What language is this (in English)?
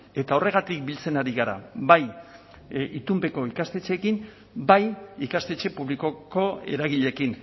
Basque